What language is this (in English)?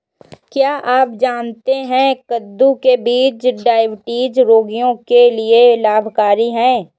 Hindi